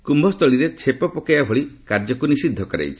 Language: Odia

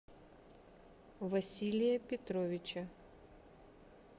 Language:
Russian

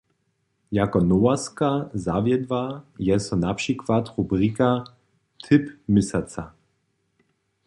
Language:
Upper Sorbian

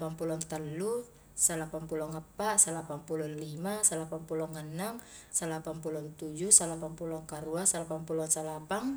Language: Highland Konjo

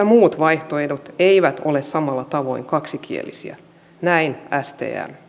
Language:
Finnish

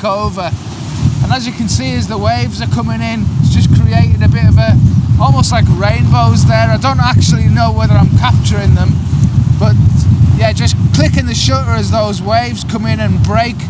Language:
English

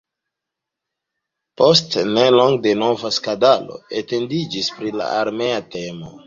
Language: Esperanto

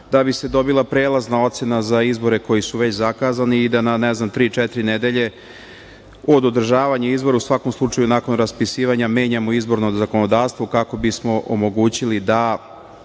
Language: Serbian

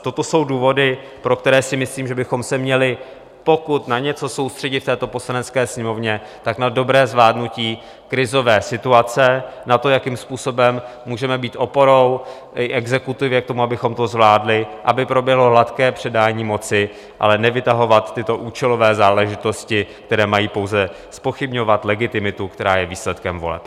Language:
Czech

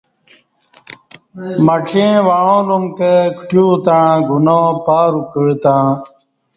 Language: Kati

